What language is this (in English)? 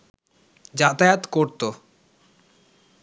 Bangla